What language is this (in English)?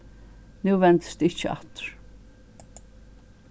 Faroese